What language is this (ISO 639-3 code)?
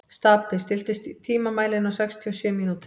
isl